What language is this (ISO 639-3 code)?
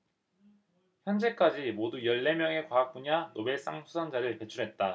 kor